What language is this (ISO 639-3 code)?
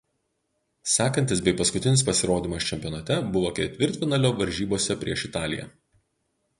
lit